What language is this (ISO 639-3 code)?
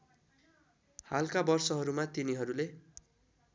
nep